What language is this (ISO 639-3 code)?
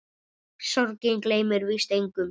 isl